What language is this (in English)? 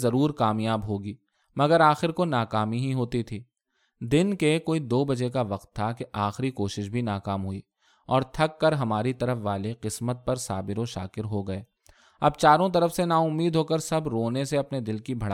Urdu